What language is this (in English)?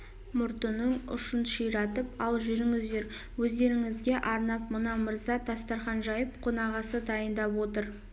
Kazakh